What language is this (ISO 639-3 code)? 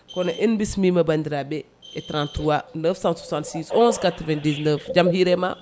ful